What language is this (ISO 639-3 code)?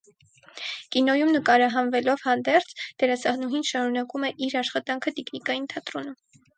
hye